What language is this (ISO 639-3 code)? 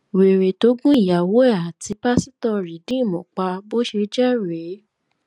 yor